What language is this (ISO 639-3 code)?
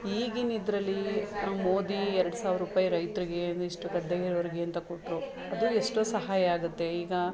kan